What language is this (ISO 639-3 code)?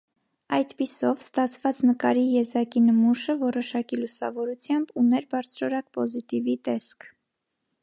hye